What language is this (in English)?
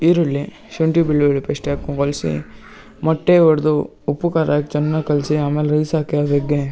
Kannada